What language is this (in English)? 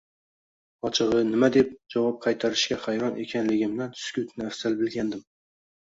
Uzbek